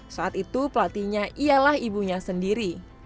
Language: Indonesian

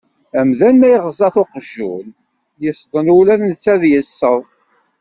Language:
Kabyle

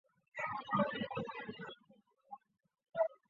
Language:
Chinese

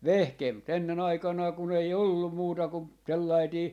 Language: Finnish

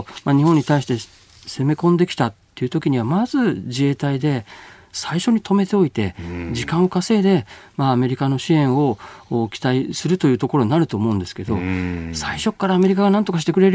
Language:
Japanese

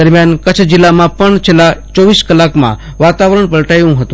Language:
Gujarati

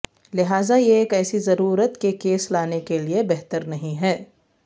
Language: Urdu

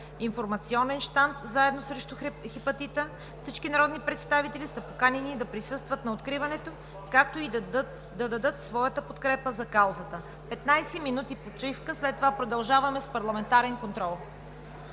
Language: Bulgarian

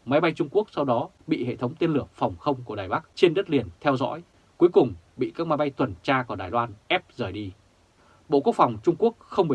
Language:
Vietnamese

